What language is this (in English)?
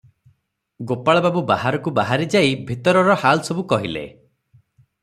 Odia